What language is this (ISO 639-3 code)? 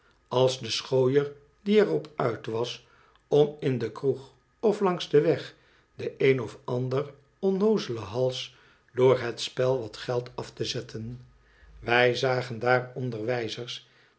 nld